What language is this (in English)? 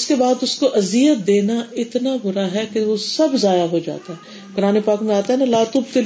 Urdu